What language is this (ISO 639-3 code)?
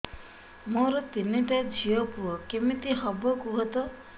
ori